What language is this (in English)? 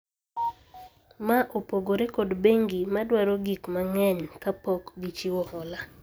Luo (Kenya and Tanzania)